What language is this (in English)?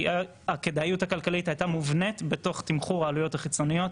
Hebrew